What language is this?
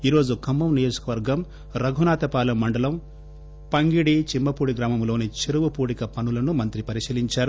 Telugu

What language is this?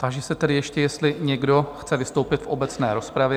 Czech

